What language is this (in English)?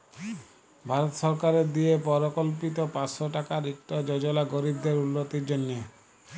Bangla